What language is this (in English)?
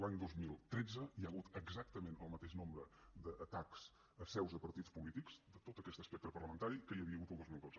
Catalan